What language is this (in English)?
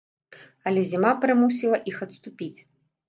Belarusian